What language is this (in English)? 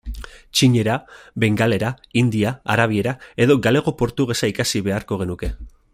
Basque